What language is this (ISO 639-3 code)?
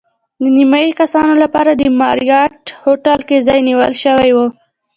pus